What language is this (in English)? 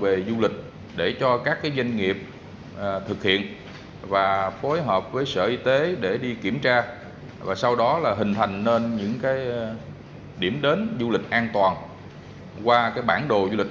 Vietnamese